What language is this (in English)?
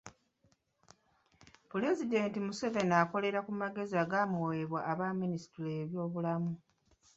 Ganda